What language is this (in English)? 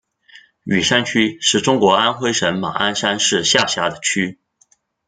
Chinese